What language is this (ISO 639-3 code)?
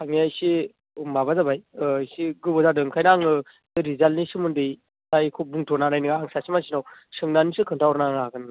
brx